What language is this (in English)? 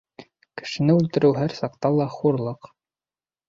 Bashkir